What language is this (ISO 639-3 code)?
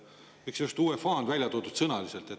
est